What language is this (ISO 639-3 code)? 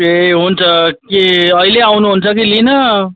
nep